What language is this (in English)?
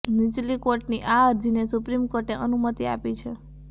Gujarati